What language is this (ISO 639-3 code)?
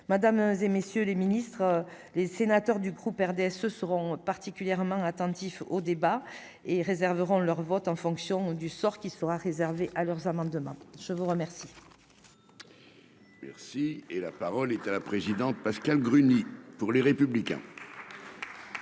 fra